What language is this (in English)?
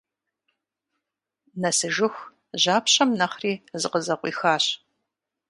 Kabardian